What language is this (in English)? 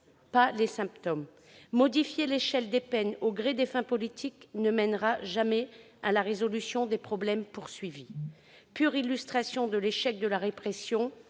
French